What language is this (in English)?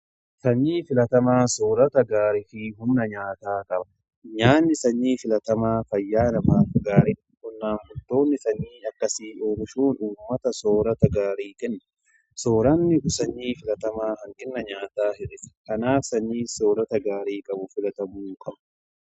Oromo